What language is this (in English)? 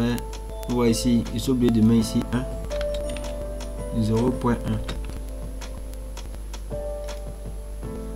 French